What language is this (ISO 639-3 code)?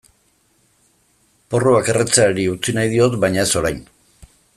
eus